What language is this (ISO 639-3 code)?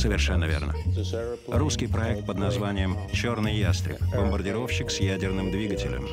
rus